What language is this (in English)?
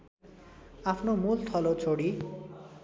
Nepali